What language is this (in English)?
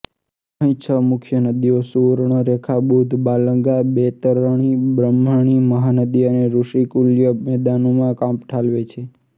Gujarati